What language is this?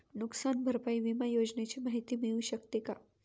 Marathi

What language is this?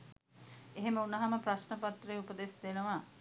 Sinhala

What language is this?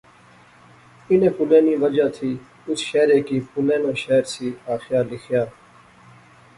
Pahari-Potwari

